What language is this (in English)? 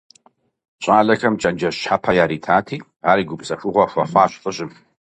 Kabardian